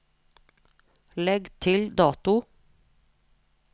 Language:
Norwegian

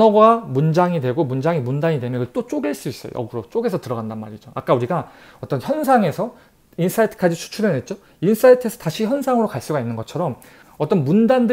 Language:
Korean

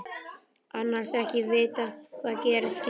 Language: Icelandic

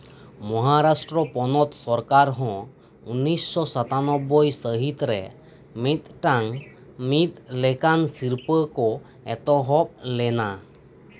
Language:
Santali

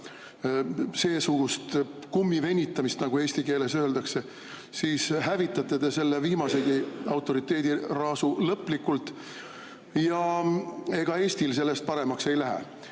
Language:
Estonian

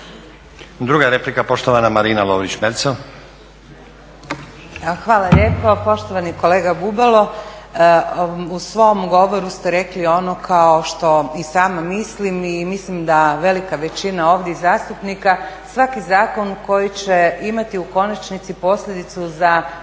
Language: Croatian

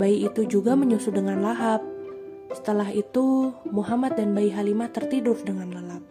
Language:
Indonesian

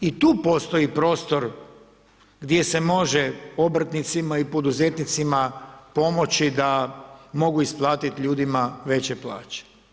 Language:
Croatian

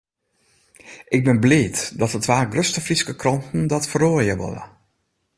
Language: Western Frisian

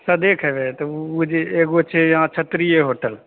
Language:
Maithili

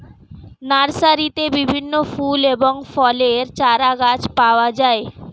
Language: Bangla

